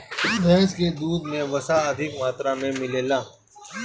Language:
Bhojpuri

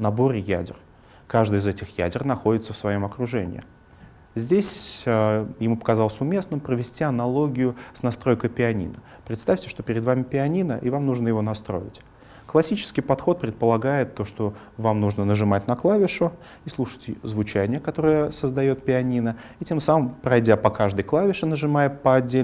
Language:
Russian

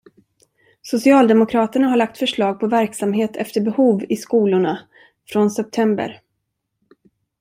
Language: Swedish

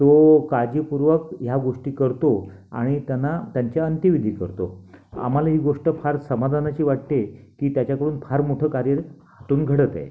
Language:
Marathi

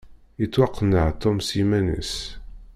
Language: Kabyle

